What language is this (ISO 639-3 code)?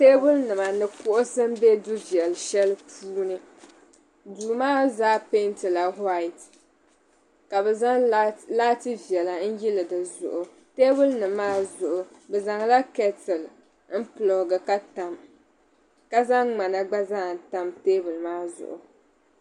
dag